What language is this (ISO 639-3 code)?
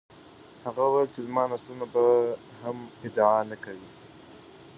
pus